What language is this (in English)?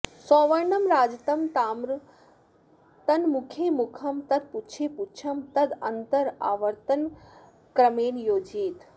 Sanskrit